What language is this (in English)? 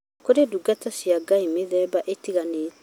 Kikuyu